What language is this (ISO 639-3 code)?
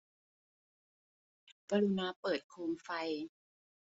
tha